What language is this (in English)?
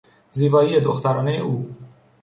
Persian